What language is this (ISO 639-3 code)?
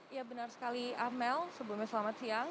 ind